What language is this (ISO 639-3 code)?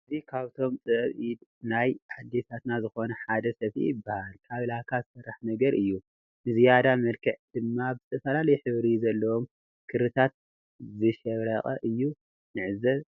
tir